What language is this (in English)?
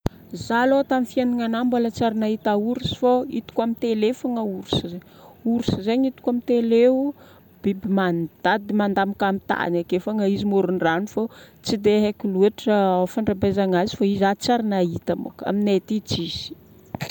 Northern Betsimisaraka Malagasy